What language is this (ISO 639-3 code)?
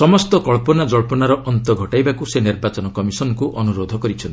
ori